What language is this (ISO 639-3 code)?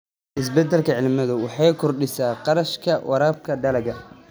som